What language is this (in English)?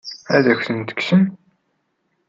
Kabyle